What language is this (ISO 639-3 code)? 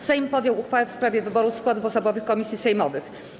pol